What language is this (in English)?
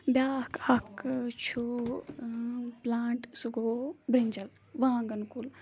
Kashmiri